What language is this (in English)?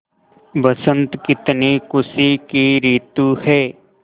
Hindi